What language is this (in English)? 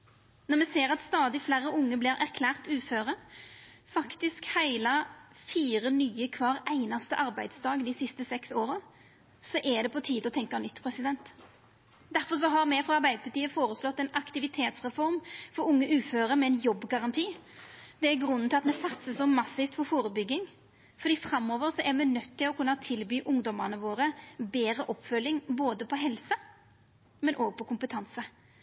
Norwegian Nynorsk